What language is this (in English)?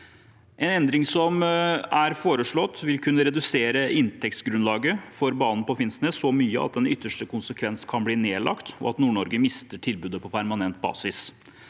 Norwegian